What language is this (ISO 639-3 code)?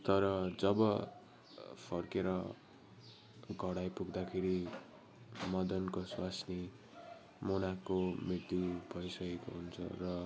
nep